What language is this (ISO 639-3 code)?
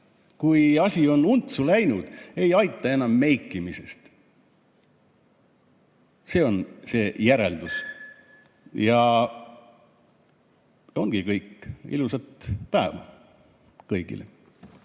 est